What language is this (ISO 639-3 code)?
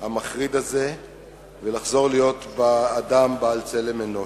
heb